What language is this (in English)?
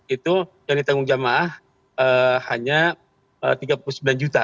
Indonesian